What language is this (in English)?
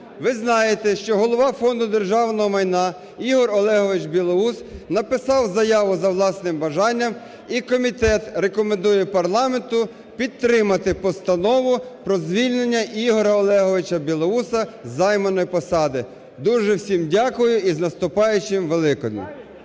Ukrainian